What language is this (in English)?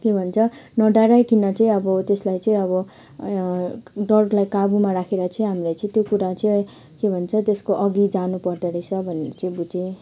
Nepali